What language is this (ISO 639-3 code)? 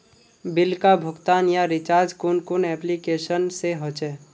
mag